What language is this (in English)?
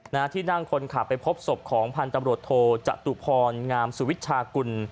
Thai